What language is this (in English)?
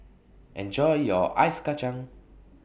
English